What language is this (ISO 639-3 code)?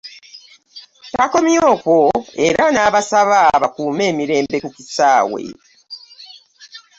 lug